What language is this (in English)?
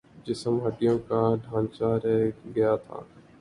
Urdu